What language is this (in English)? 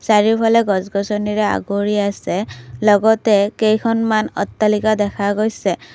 Assamese